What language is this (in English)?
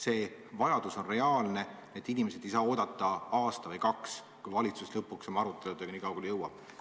Estonian